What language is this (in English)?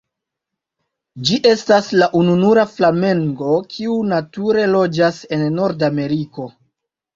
Esperanto